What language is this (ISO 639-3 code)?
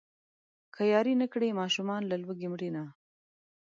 pus